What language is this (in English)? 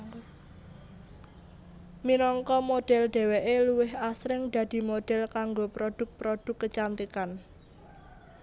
Javanese